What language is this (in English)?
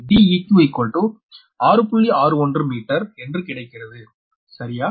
Tamil